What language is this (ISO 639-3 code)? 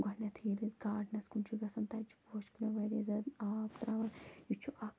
kas